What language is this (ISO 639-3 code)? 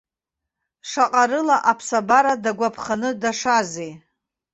abk